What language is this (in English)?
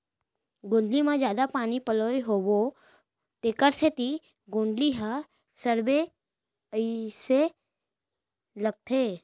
Chhattisgarhi